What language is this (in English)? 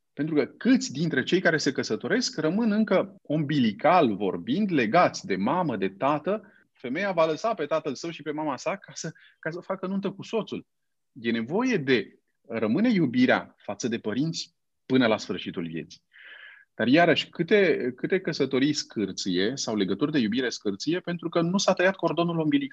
Romanian